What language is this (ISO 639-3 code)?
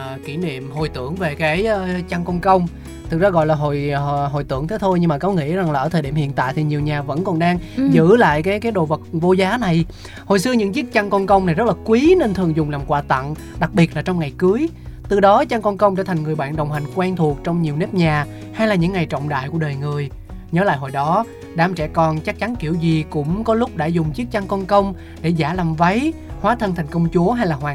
vie